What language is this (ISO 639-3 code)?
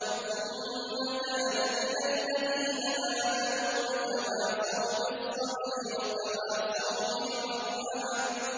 ara